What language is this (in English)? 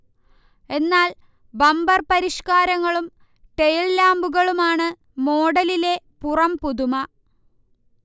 Malayalam